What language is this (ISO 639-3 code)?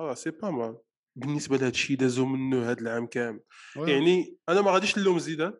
ara